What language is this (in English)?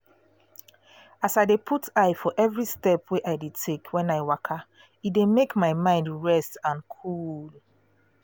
Nigerian Pidgin